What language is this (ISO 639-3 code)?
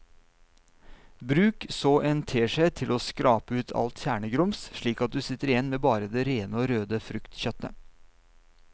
nor